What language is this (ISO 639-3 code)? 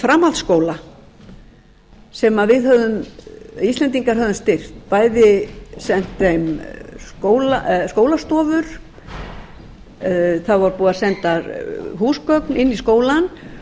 isl